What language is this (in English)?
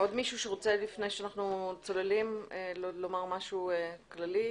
Hebrew